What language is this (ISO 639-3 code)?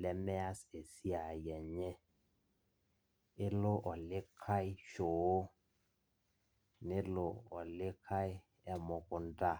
mas